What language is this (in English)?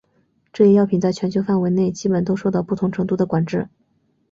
Chinese